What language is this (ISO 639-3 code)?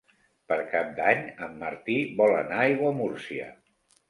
cat